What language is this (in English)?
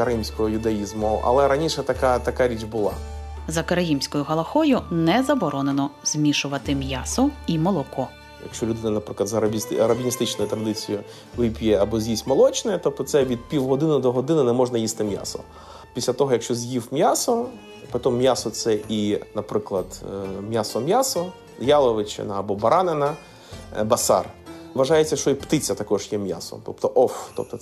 Ukrainian